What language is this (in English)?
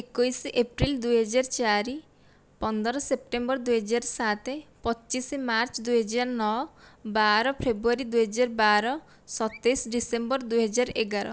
Odia